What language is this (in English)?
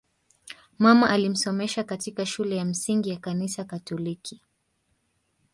Swahili